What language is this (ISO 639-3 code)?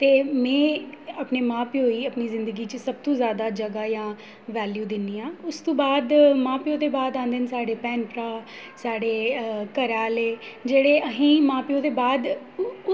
doi